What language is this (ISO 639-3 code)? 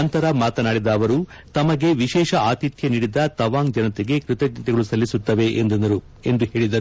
kan